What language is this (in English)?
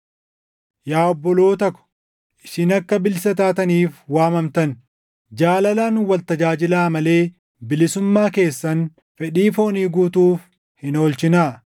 Oromo